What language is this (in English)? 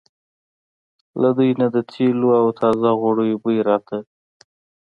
Pashto